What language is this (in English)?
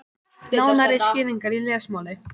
Icelandic